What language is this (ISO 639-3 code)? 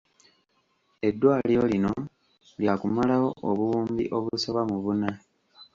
lug